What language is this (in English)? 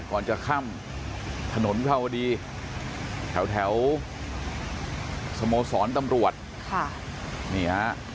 Thai